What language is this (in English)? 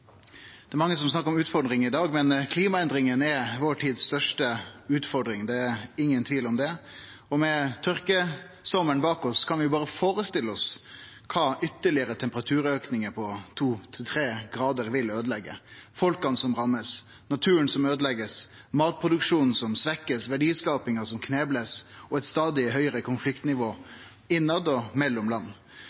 Norwegian